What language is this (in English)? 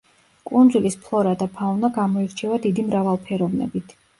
Georgian